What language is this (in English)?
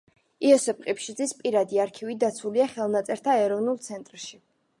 Georgian